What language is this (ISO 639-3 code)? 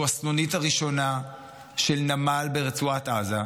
heb